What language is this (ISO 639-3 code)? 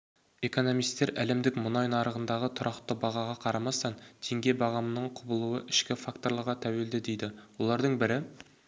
kaz